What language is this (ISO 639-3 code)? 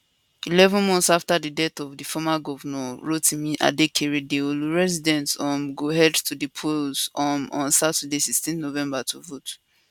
pcm